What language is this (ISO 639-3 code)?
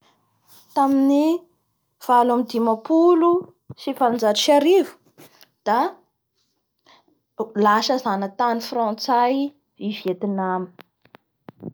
bhr